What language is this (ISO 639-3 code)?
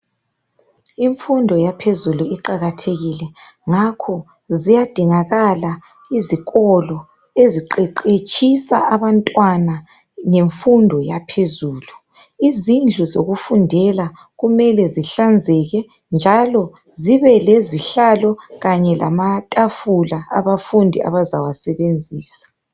nde